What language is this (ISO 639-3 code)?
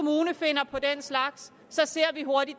dan